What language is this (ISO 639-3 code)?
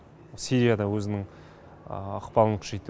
kaz